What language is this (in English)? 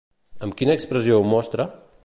Catalan